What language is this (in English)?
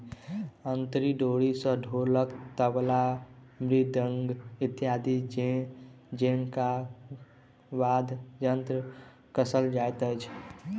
Maithili